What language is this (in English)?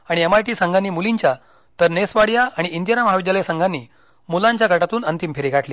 Marathi